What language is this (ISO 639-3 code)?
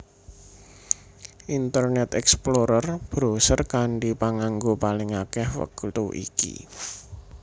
jav